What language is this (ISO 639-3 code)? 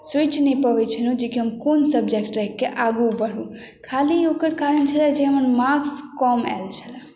mai